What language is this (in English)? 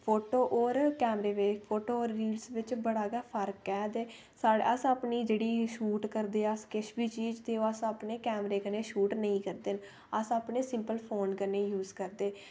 Dogri